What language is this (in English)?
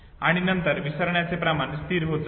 Marathi